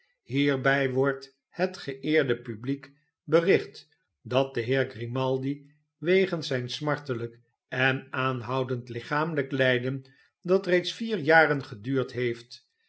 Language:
Dutch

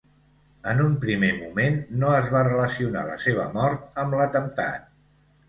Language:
Catalan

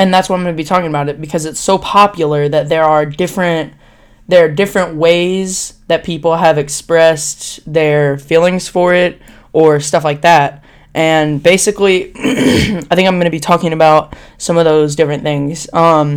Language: English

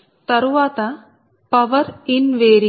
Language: Telugu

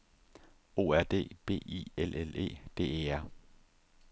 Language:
Danish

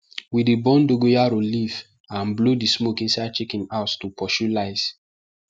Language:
Nigerian Pidgin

